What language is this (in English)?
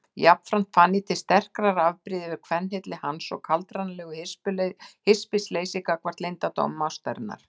Icelandic